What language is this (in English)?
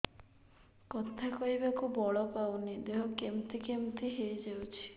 Odia